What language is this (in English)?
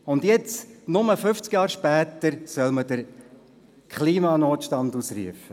Swiss German